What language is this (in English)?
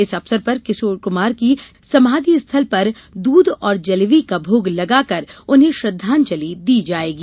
Hindi